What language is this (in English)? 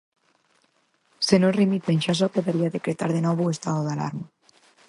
Galician